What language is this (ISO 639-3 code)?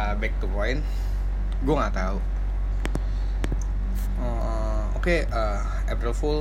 ind